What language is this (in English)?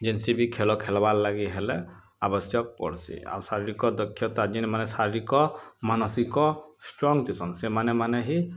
Odia